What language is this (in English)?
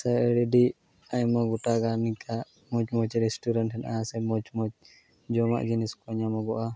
Santali